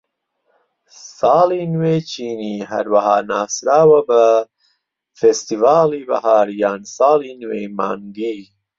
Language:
Central Kurdish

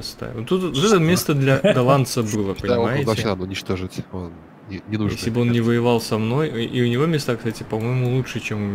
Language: Russian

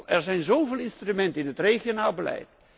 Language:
Dutch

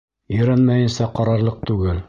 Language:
Bashkir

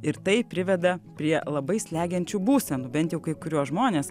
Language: Lithuanian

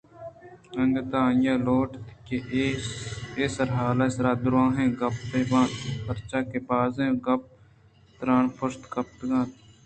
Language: Eastern Balochi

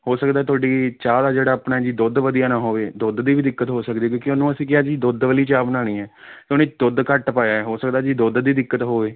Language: Punjabi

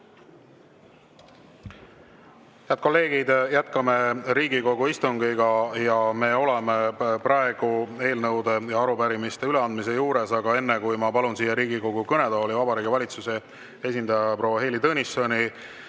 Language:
Estonian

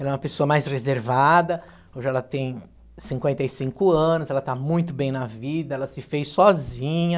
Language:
Portuguese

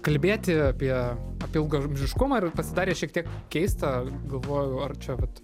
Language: Lithuanian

